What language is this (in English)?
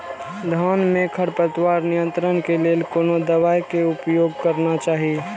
Maithili